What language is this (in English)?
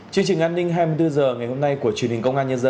Vietnamese